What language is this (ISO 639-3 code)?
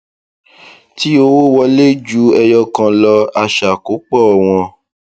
yor